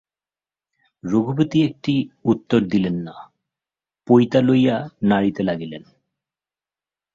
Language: Bangla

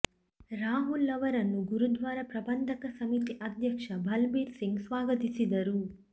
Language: Kannada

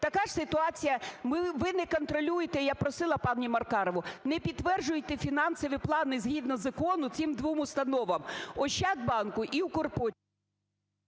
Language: Ukrainian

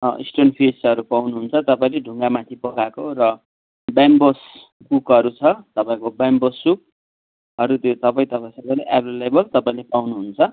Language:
Nepali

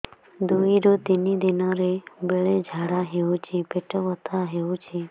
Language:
Odia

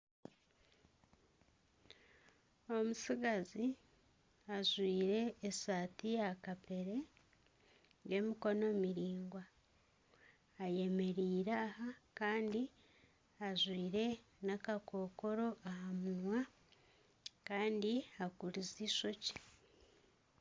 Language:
Nyankole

